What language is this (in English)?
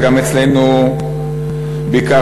Hebrew